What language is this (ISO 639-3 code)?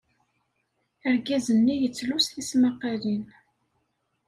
kab